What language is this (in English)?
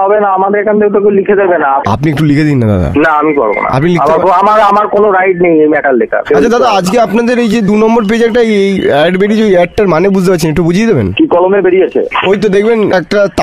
Bangla